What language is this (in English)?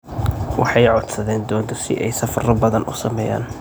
Somali